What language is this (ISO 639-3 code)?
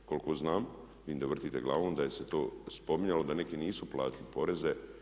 hrv